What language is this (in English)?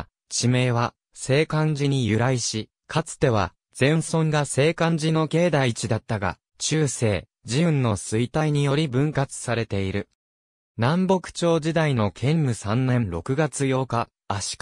Japanese